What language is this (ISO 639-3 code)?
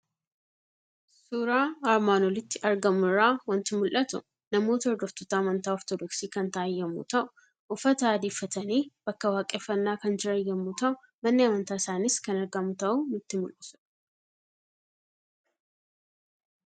orm